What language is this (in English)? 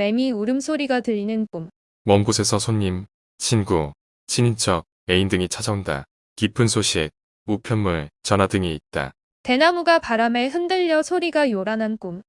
Korean